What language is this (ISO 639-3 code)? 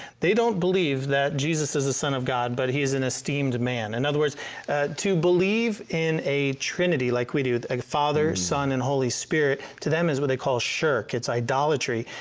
eng